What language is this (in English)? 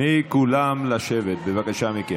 Hebrew